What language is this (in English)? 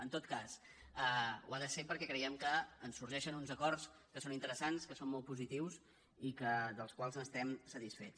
Catalan